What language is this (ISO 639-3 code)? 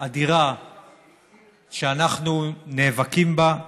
heb